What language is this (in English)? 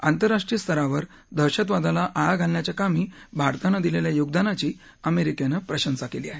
Marathi